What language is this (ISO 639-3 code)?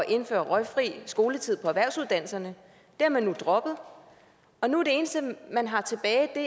dan